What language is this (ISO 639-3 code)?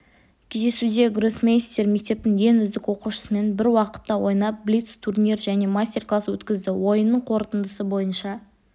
kaz